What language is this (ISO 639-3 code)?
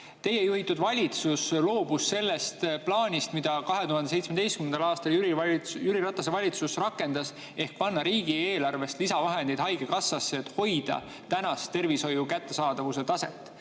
est